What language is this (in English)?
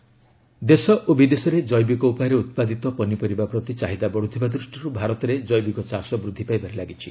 Odia